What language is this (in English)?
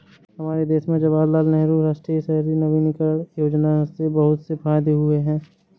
Hindi